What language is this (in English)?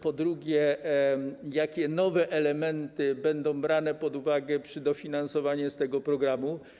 Polish